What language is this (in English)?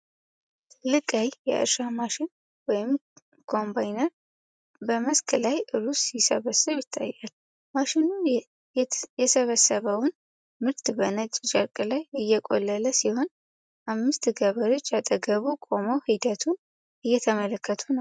Amharic